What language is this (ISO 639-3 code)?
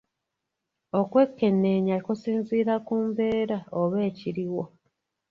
lug